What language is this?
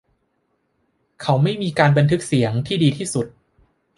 Thai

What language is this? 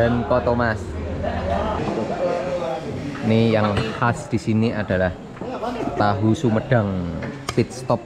Indonesian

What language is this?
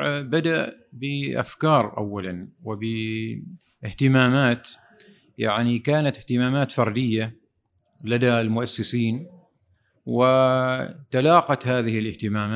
Arabic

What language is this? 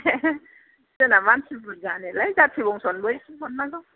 Bodo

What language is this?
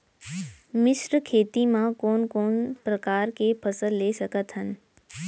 Chhattisgarhi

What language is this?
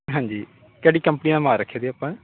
Punjabi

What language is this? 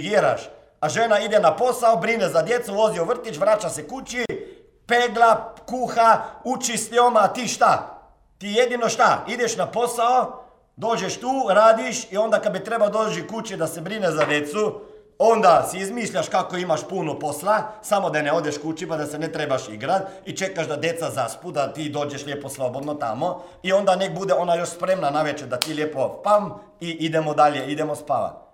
Croatian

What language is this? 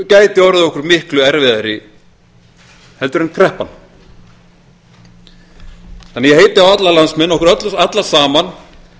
Icelandic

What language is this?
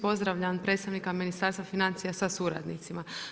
Croatian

